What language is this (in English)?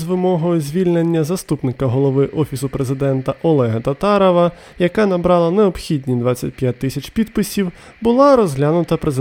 Ukrainian